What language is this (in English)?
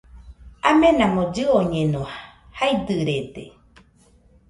Nüpode Huitoto